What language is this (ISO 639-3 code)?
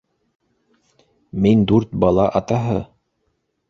bak